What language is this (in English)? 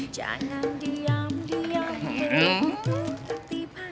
Indonesian